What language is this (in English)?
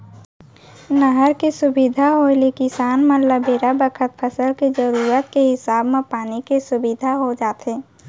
Chhattisgarhi